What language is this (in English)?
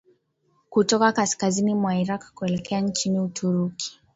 Swahili